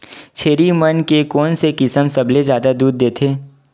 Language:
Chhattisgarhi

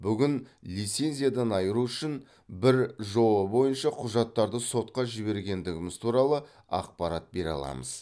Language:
Kazakh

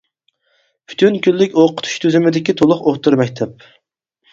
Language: Uyghur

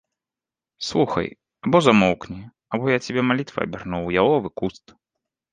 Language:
Belarusian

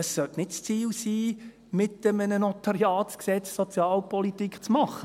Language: Swiss German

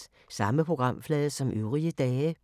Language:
Danish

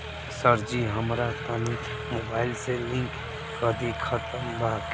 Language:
Bhojpuri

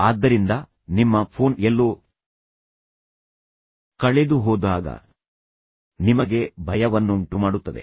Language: Kannada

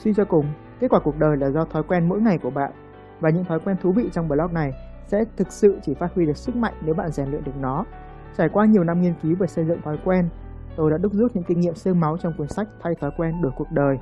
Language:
Vietnamese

